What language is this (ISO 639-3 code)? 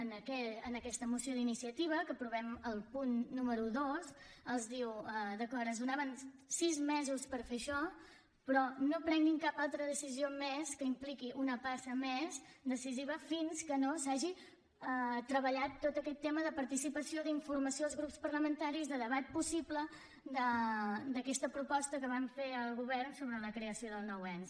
cat